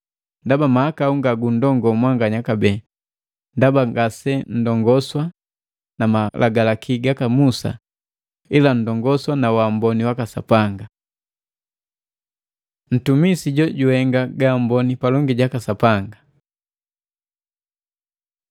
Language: Matengo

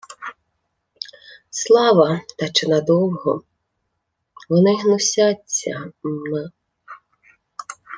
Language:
Ukrainian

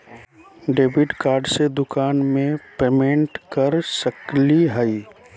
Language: Magahi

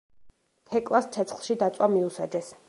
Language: Georgian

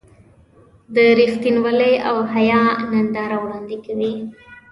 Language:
Pashto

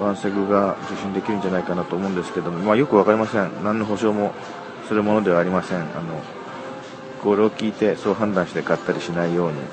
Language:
Japanese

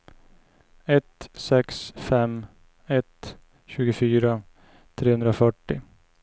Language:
Swedish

